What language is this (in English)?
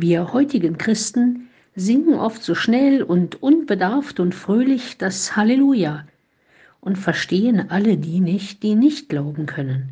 German